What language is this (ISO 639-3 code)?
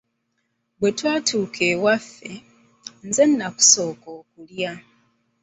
lug